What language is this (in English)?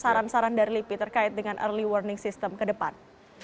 Indonesian